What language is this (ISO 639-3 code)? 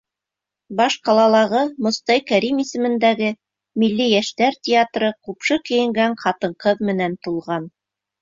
bak